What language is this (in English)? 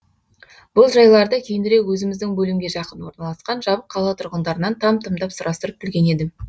Kazakh